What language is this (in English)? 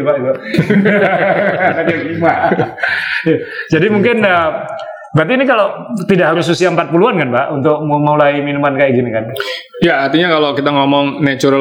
Indonesian